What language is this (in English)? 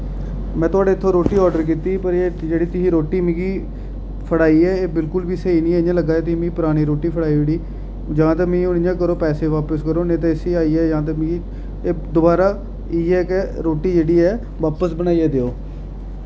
Dogri